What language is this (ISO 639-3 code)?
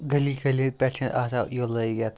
kas